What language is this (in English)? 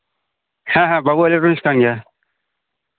Santali